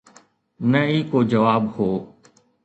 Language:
Sindhi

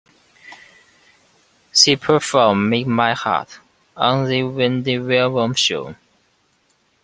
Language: English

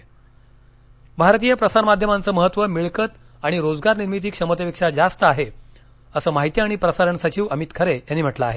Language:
Marathi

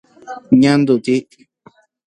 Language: Guarani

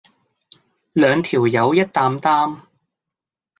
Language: Cantonese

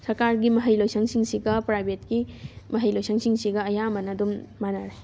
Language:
Manipuri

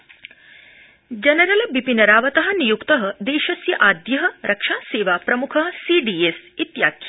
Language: Sanskrit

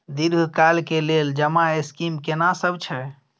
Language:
Maithili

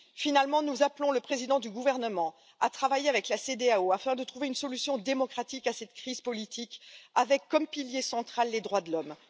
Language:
French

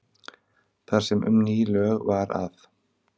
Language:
Icelandic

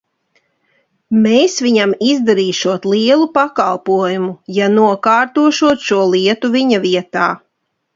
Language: Latvian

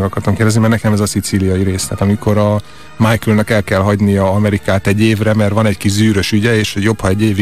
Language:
Hungarian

